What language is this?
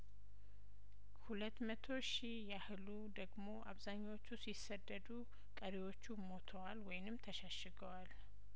Amharic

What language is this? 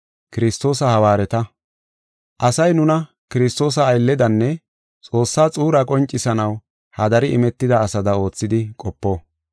Gofa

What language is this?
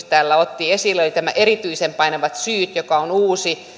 Finnish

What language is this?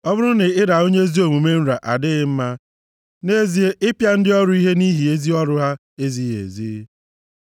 Igbo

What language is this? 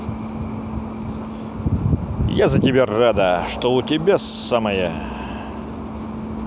Russian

